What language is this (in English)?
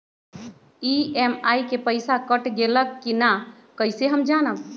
Magahi